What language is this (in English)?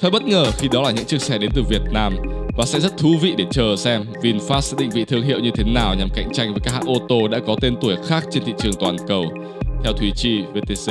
Vietnamese